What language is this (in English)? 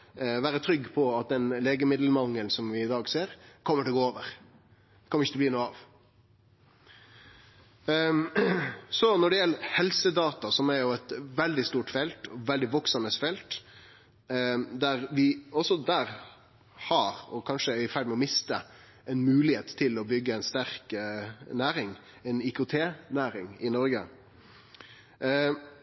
Norwegian Nynorsk